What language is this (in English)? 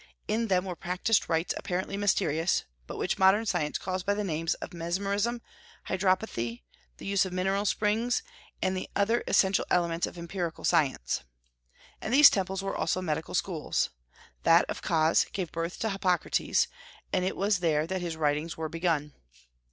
English